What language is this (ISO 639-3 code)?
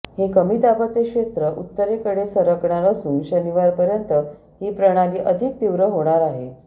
mar